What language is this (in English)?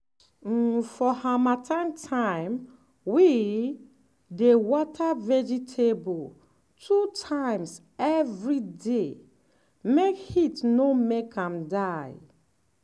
Nigerian Pidgin